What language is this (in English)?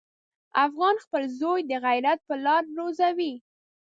Pashto